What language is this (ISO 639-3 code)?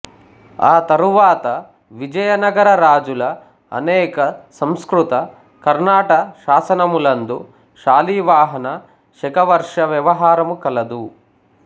tel